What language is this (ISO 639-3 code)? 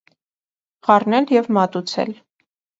hye